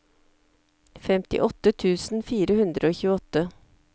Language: Norwegian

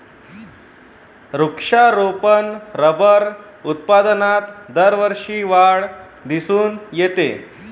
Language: Marathi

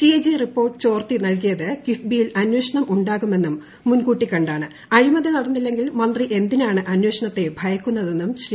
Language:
Malayalam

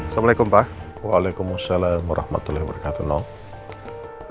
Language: Indonesian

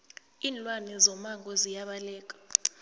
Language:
South Ndebele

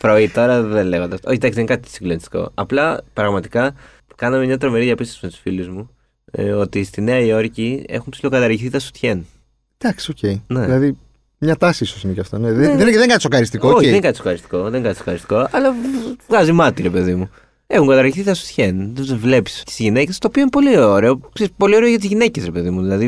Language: Greek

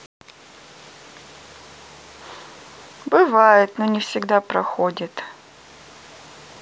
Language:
Russian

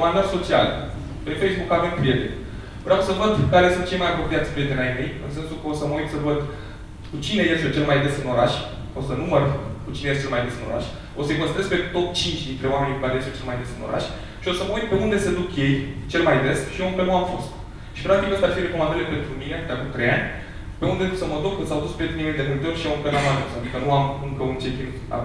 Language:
Romanian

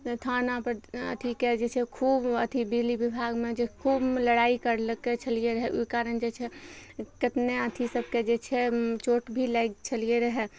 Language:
Maithili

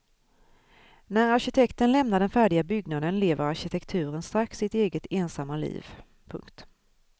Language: Swedish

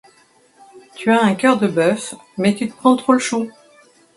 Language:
French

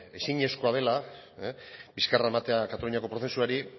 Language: Basque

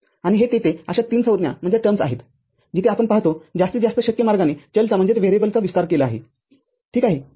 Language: Marathi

